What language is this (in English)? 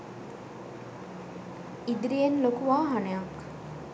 Sinhala